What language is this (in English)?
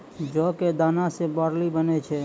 Maithili